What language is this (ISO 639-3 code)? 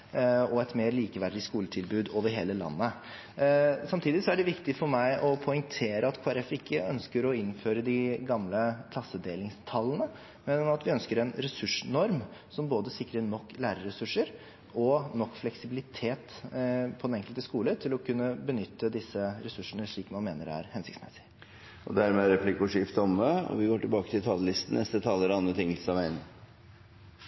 nor